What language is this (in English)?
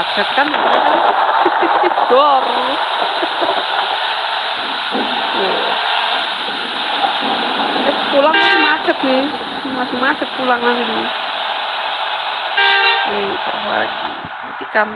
Indonesian